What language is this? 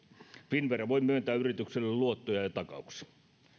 Finnish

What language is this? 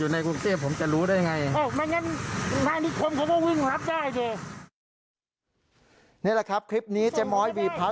Thai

